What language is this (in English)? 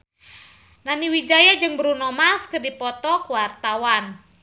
Sundanese